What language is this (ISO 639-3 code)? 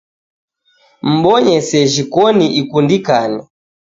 dav